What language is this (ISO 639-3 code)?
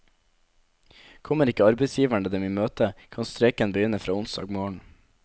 nor